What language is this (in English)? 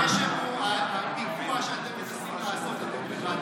Hebrew